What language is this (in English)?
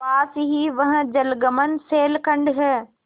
Hindi